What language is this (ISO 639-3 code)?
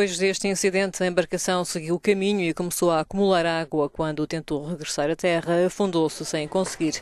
por